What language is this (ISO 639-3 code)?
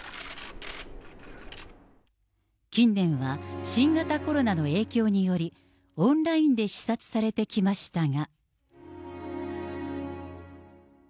jpn